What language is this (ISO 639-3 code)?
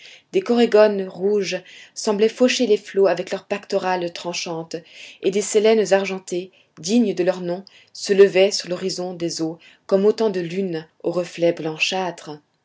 fra